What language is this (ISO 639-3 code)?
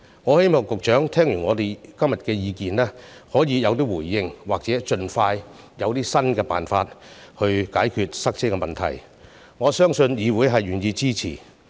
yue